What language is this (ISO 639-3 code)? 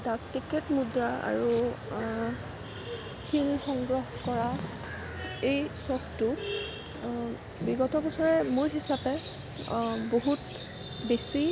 asm